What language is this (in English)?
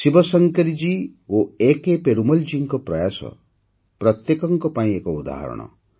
Odia